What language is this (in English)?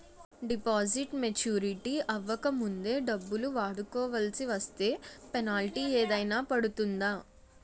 Telugu